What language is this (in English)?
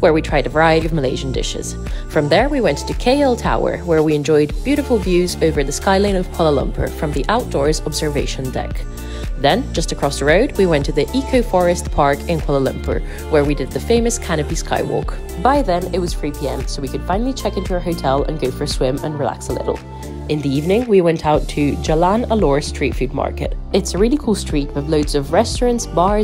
English